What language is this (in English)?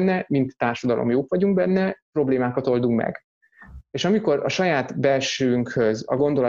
Hungarian